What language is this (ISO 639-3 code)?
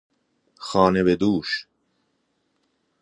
fas